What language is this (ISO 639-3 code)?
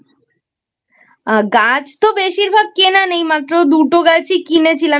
ben